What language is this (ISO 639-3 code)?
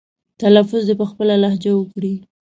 pus